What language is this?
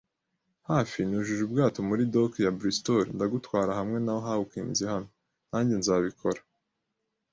Kinyarwanda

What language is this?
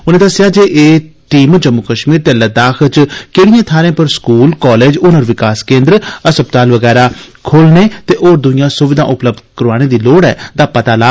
Dogri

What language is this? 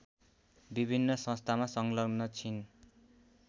Nepali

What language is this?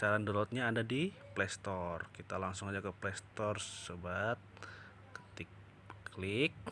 Indonesian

